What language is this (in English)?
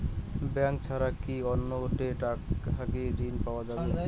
Bangla